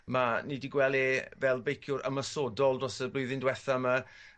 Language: Welsh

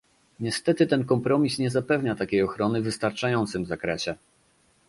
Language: Polish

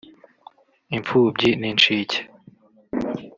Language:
Kinyarwanda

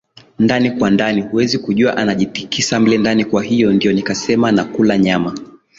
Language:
Swahili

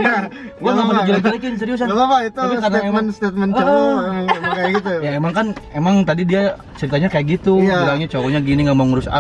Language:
Indonesian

